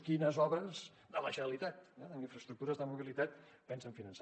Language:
Catalan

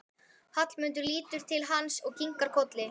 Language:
Icelandic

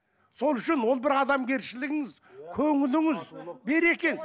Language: Kazakh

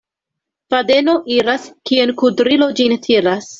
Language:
Esperanto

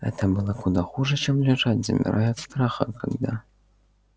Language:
Russian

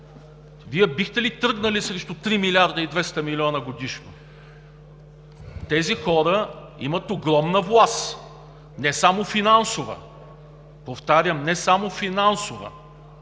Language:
Bulgarian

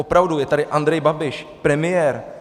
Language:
Czech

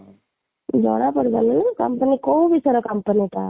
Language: Odia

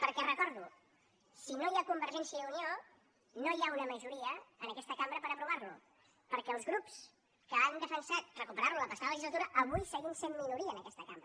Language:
Catalan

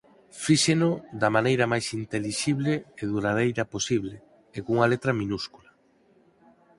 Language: Galician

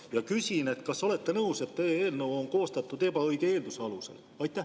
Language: Estonian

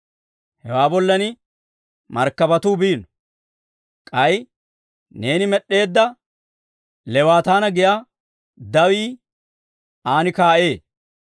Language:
Dawro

